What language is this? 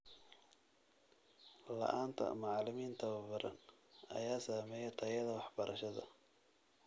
Somali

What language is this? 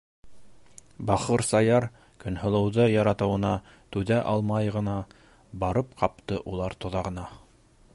Bashkir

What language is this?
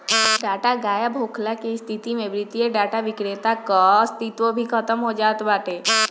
Bhojpuri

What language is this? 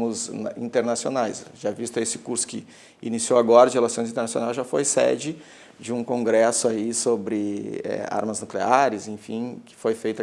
Portuguese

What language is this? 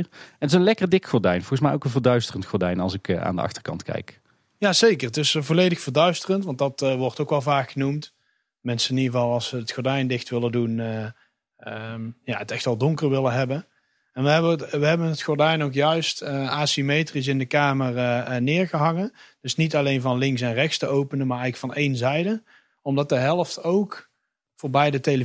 Dutch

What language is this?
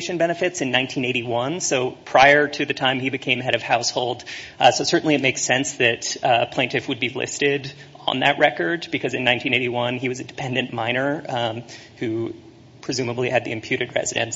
English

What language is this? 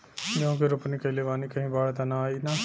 Bhojpuri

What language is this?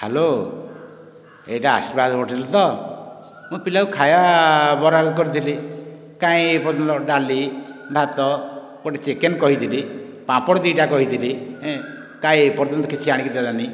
Odia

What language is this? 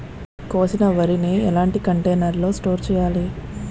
Telugu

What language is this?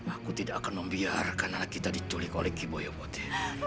Indonesian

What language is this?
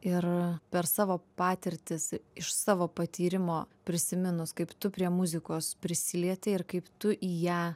Lithuanian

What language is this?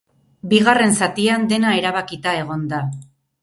Basque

